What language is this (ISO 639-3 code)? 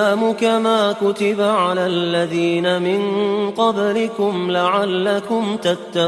ara